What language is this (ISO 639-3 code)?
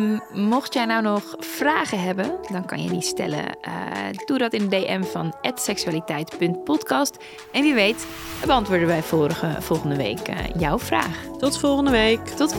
nld